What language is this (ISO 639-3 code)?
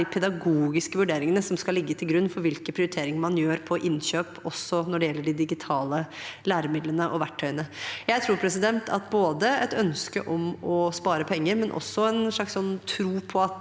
nor